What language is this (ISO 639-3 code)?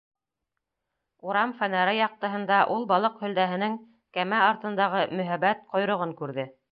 bak